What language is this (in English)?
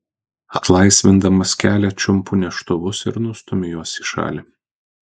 Lithuanian